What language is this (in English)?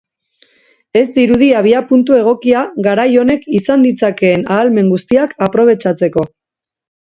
Basque